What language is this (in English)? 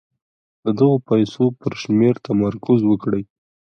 Pashto